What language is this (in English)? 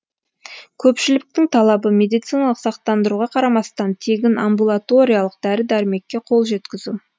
Kazakh